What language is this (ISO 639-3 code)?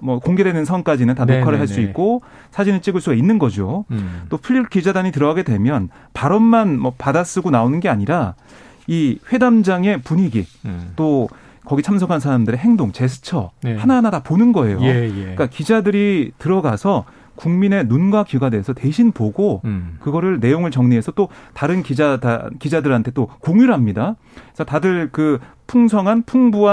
kor